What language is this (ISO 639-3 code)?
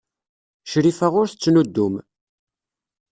kab